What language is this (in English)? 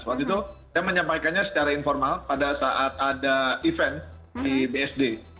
Indonesian